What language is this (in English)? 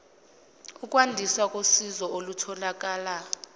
Zulu